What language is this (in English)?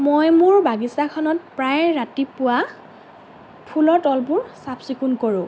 Assamese